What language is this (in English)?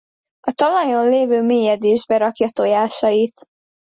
Hungarian